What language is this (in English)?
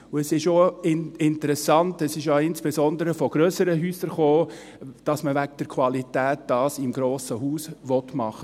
Swiss German